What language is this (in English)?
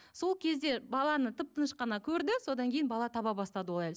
Kazakh